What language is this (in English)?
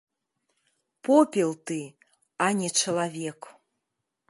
Belarusian